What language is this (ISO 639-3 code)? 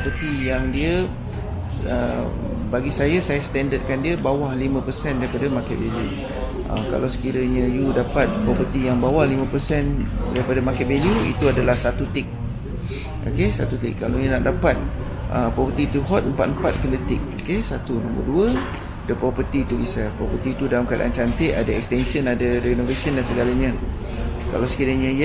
msa